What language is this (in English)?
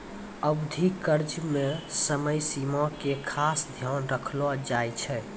Maithili